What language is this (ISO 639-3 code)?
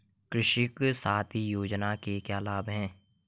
hin